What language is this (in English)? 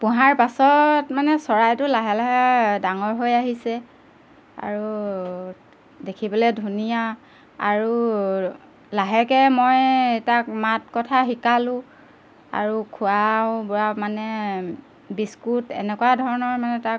Assamese